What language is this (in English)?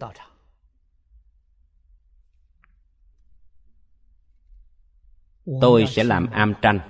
Vietnamese